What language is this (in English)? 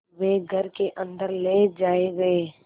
Hindi